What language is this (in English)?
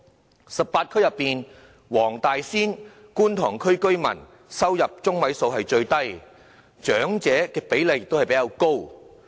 Cantonese